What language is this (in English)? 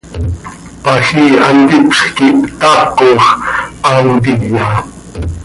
Seri